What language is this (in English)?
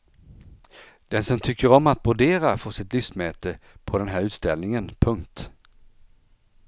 Swedish